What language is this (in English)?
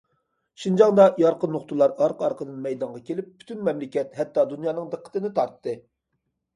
Uyghur